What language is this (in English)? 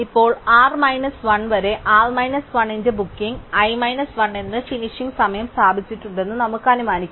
Malayalam